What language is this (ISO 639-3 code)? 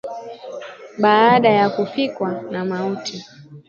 swa